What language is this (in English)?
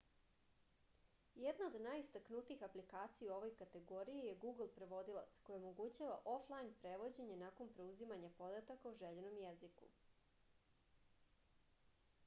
Serbian